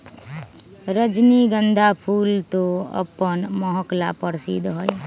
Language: Magahi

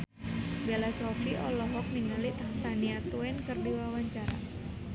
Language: Sundanese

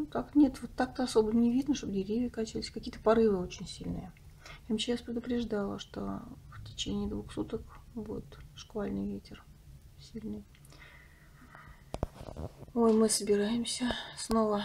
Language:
Russian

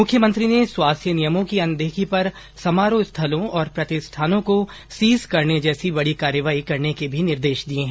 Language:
Hindi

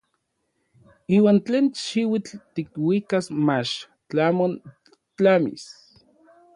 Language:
Orizaba Nahuatl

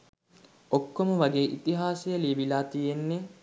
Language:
Sinhala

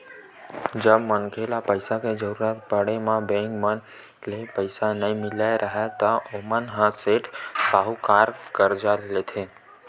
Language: Chhattisgarhi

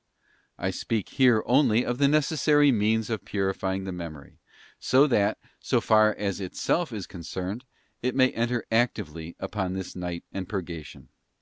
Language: English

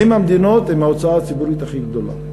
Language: Hebrew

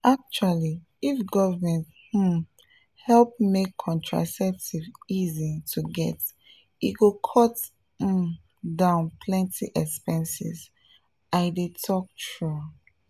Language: Nigerian Pidgin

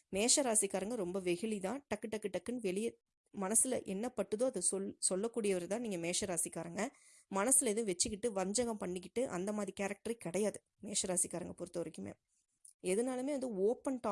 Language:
Tamil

